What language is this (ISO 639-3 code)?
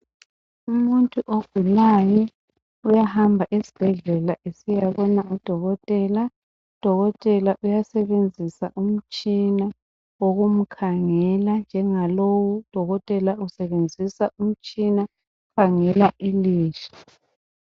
nde